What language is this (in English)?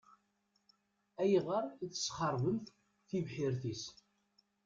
Kabyle